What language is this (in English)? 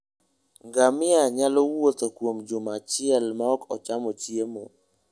Luo (Kenya and Tanzania)